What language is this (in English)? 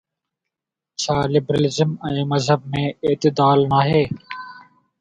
Sindhi